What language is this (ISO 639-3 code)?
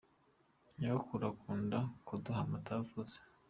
kin